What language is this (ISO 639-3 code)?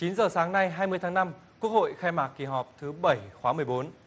vie